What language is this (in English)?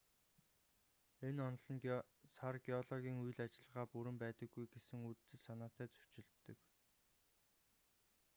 Mongolian